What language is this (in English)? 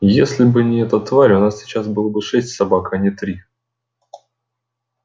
Russian